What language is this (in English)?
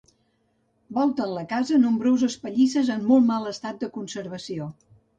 Catalan